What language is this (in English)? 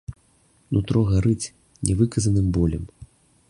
Belarusian